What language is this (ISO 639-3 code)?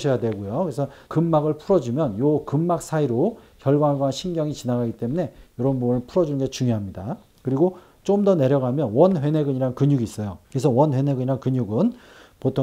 kor